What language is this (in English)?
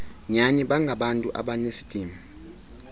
Xhosa